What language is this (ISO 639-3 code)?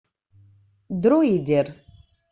rus